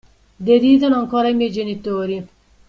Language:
Italian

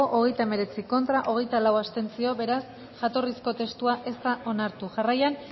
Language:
Basque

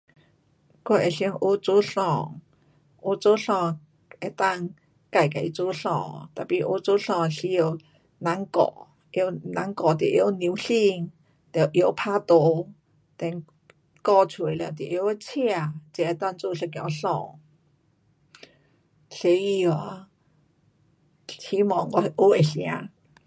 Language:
Pu-Xian Chinese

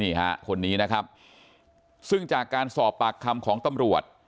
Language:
Thai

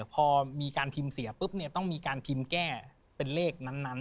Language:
Thai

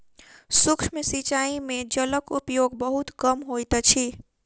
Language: Maithili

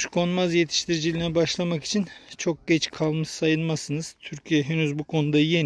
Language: Turkish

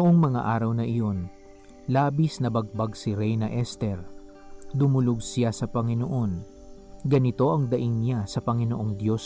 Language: Filipino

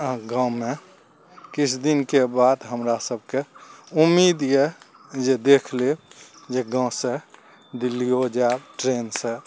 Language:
Maithili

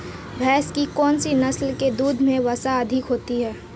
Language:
Hindi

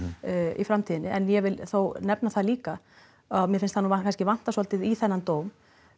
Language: Icelandic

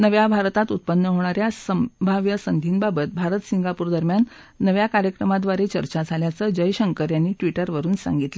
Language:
Marathi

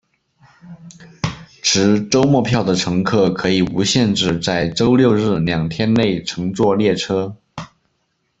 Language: Chinese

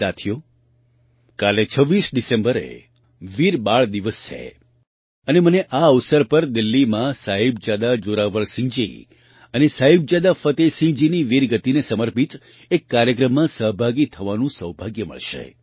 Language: Gujarati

